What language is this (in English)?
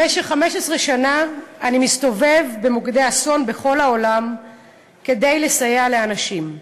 Hebrew